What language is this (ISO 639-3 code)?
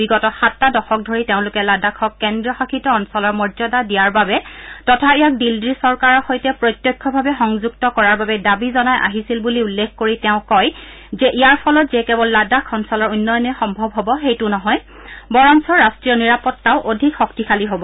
asm